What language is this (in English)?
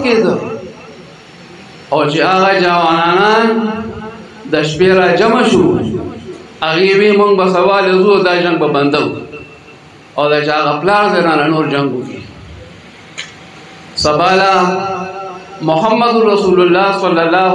Romanian